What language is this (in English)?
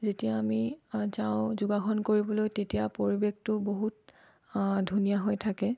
Assamese